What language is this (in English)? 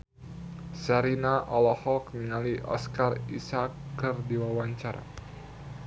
Sundanese